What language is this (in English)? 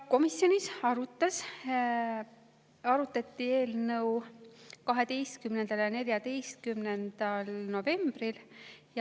Estonian